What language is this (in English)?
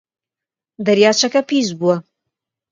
Central Kurdish